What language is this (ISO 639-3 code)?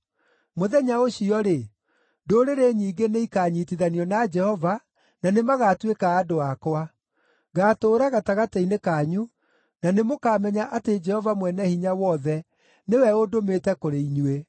kik